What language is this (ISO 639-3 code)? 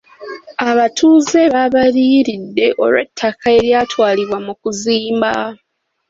lug